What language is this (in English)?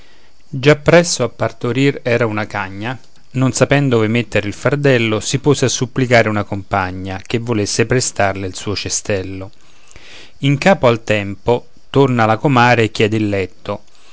Italian